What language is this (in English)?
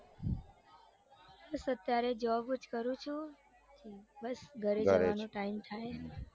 Gujarati